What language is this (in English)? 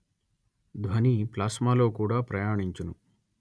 Telugu